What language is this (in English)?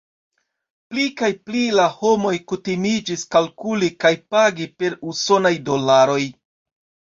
Esperanto